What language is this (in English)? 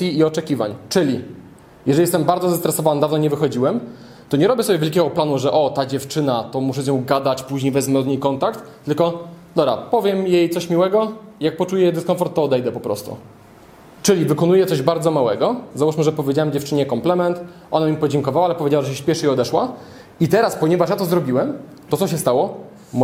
Polish